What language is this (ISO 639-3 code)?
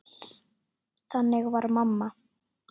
isl